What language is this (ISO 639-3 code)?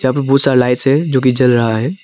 hin